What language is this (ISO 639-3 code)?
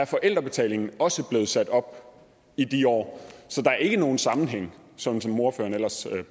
dan